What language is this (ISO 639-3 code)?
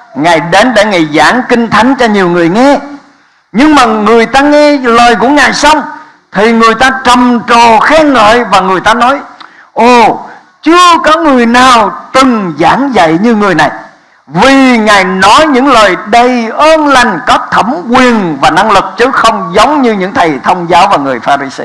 vie